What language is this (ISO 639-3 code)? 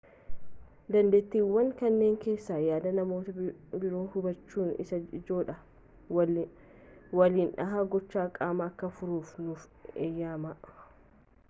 orm